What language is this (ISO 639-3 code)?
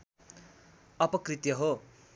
nep